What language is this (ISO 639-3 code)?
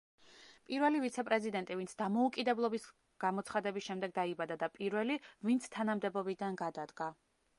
kat